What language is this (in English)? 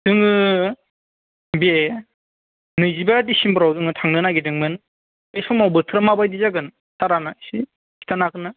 Bodo